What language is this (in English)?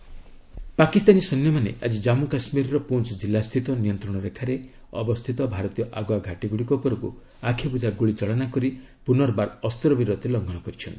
Odia